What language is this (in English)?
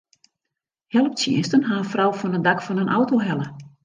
Western Frisian